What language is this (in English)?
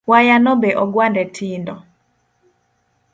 Luo (Kenya and Tanzania)